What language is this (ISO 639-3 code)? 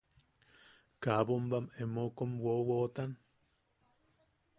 yaq